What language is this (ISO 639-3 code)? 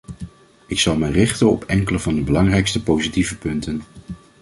nld